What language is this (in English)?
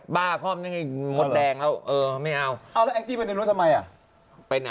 Thai